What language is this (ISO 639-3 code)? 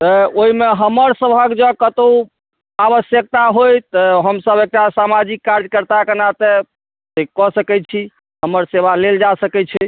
mai